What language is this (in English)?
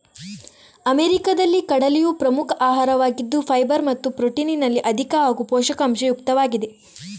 Kannada